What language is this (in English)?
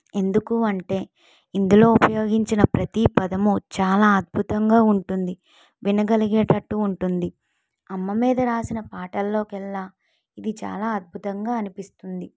Telugu